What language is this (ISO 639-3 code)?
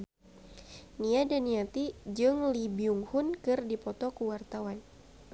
sun